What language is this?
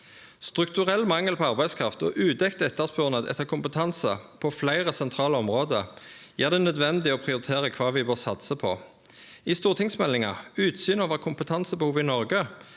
Norwegian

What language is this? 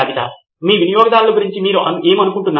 Telugu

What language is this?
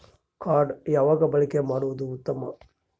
Kannada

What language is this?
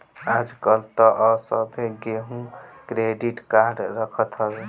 Bhojpuri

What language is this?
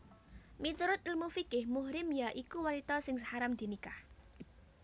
Javanese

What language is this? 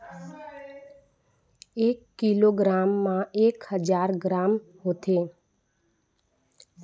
Chhattisgarhi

